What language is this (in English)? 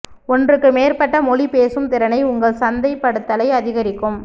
Tamil